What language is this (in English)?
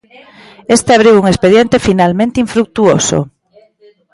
Galician